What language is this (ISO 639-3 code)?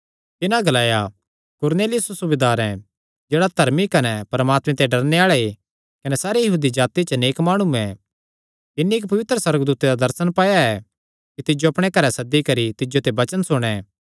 xnr